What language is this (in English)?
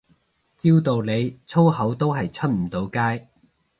Cantonese